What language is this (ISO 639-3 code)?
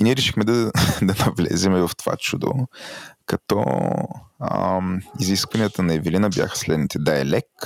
bul